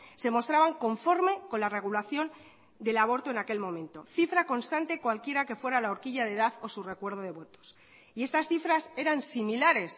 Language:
Spanish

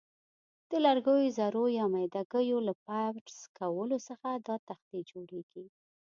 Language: Pashto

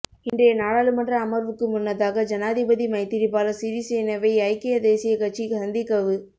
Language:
Tamil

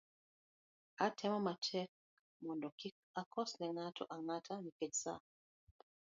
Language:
Luo (Kenya and Tanzania)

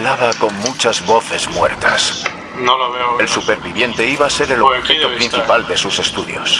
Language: Spanish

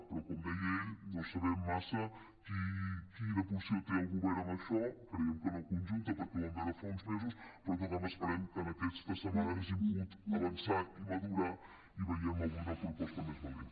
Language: Catalan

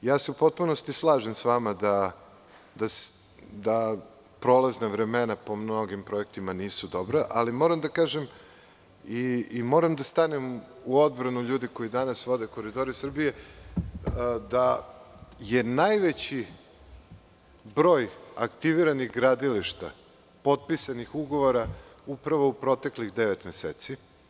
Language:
Serbian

